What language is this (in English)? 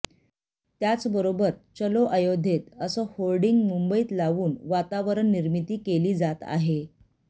Marathi